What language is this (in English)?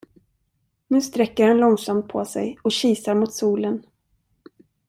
Swedish